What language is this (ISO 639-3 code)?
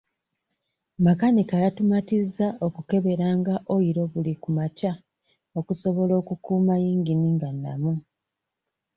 lug